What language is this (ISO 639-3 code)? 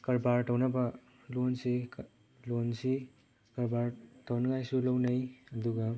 mni